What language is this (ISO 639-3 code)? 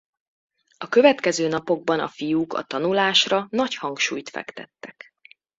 hun